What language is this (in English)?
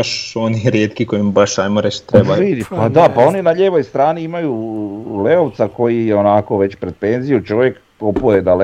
Croatian